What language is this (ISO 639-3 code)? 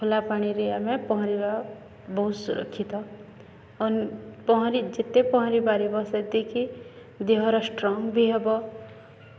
ori